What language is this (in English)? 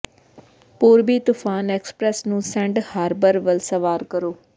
Punjabi